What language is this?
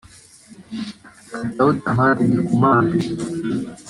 Kinyarwanda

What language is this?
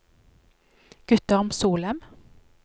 Norwegian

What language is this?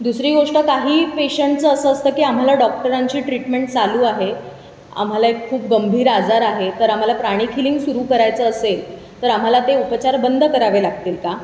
Marathi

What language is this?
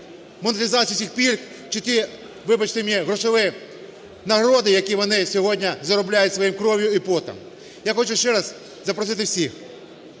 Ukrainian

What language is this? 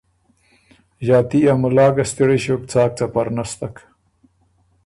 Ormuri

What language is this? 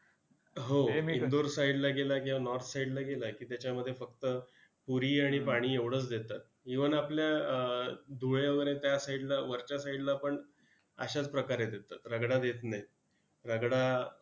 Marathi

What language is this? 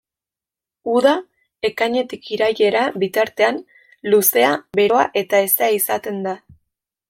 Basque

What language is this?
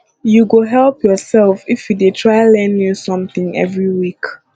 Nigerian Pidgin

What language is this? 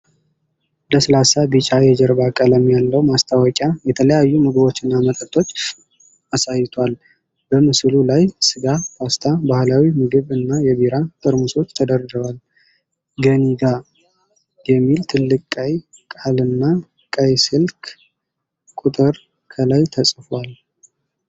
Amharic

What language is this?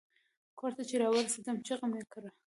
Pashto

